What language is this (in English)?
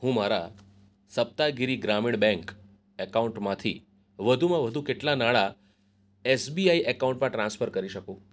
Gujarati